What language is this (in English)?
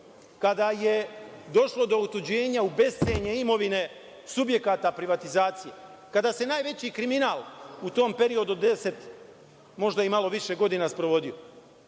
Serbian